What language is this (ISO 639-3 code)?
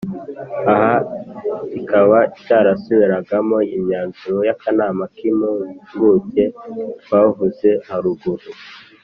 kin